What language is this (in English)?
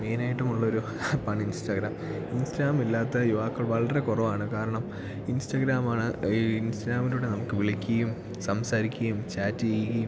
Malayalam